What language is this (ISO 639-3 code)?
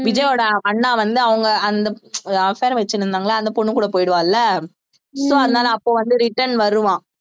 tam